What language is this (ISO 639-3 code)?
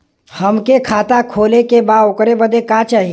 bho